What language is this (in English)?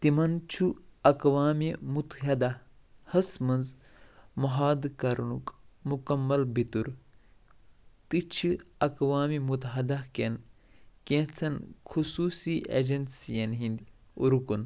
Kashmiri